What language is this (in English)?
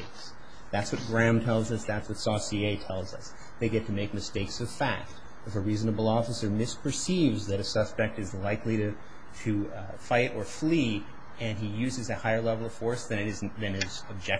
English